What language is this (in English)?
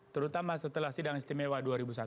Indonesian